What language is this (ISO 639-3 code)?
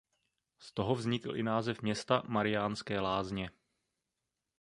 ces